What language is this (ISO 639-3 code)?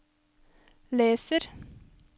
nor